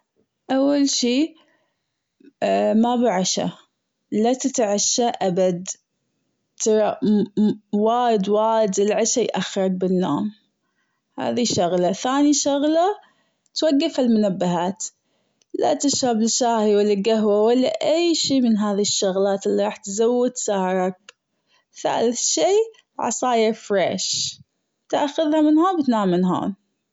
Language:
Gulf Arabic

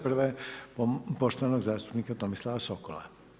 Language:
Croatian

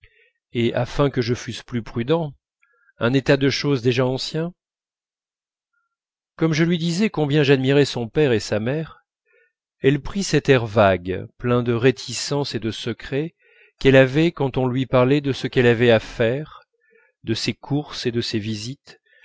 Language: French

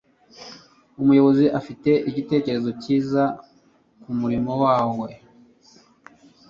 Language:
Kinyarwanda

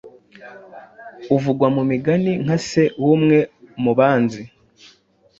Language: Kinyarwanda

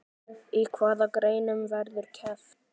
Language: Icelandic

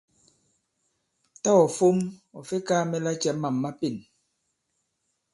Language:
Bankon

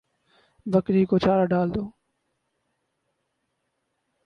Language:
Urdu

